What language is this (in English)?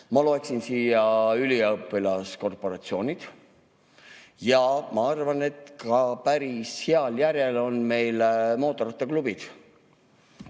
Estonian